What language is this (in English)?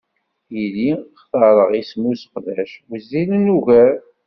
Kabyle